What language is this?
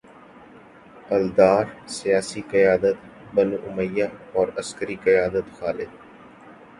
Urdu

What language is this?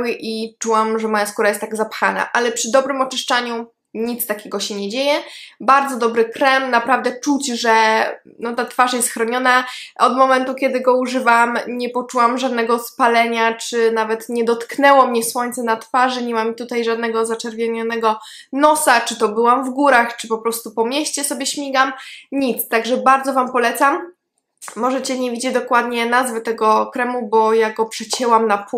Polish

